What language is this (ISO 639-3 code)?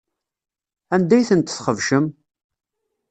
kab